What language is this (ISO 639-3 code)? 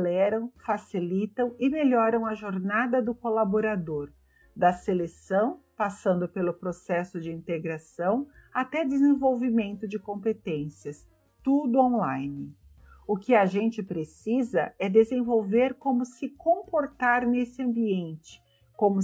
por